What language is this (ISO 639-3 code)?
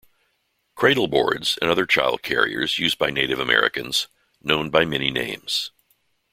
eng